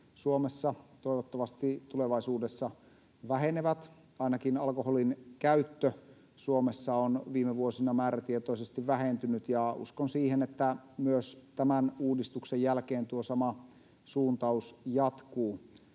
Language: Finnish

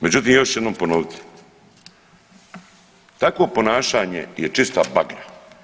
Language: Croatian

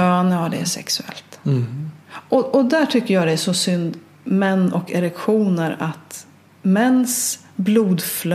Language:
Swedish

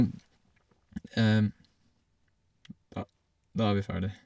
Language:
Norwegian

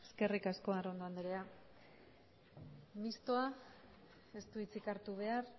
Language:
Basque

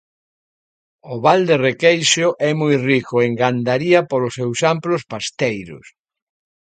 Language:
Galician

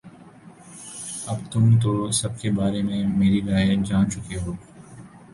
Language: Urdu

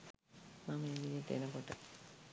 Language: Sinhala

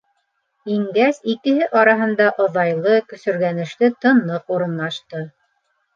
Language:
Bashkir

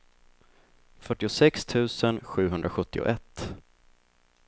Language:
Swedish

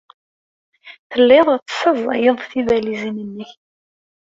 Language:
Kabyle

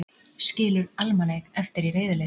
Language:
Icelandic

